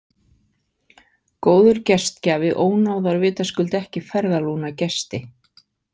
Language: Icelandic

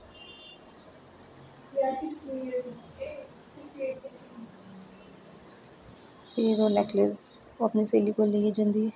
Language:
Dogri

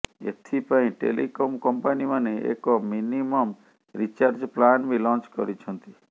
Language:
Odia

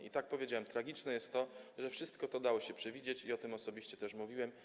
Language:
Polish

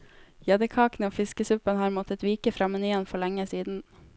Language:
Norwegian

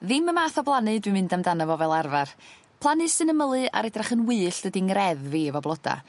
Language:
Welsh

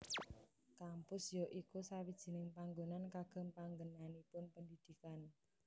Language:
Javanese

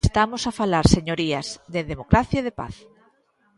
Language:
Galician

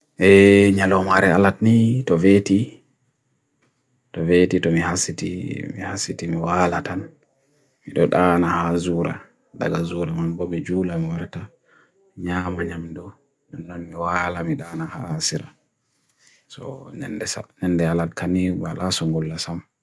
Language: Bagirmi Fulfulde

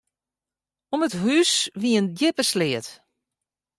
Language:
Western Frisian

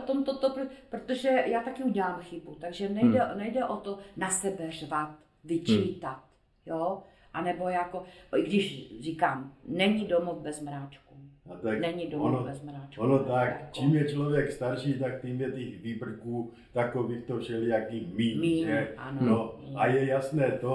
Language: Czech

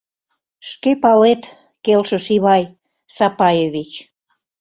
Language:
Mari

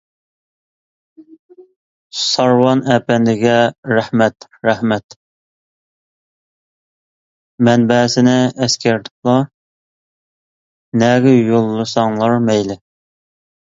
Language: Uyghur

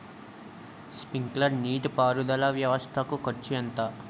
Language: Telugu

